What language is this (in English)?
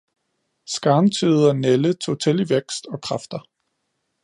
Danish